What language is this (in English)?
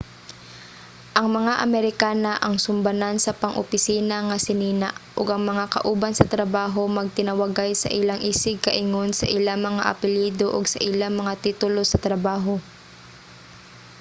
Cebuano